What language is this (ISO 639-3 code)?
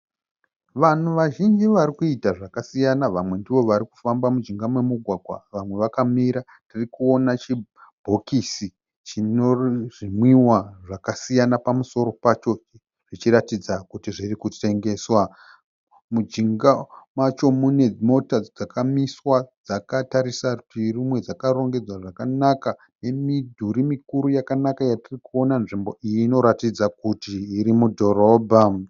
sna